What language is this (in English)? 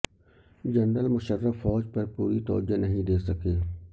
Urdu